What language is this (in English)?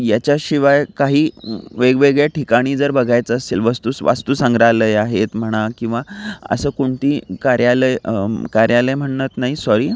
Marathi